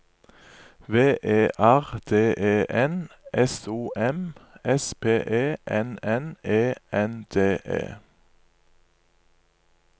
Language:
Norwegian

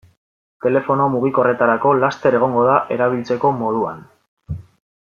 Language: Basque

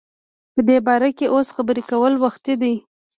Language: Pashto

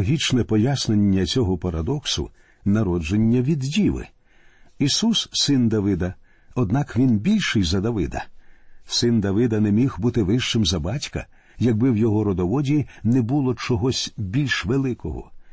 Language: Ukrainian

